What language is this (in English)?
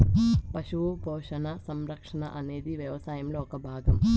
Telugu